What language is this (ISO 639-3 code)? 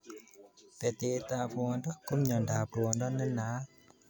kln